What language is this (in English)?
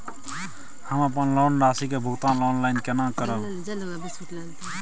Maithili